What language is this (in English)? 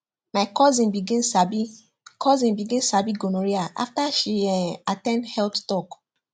Nigerian Pidgin